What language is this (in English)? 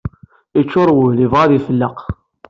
Kabyle